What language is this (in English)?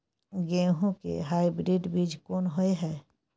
Maithili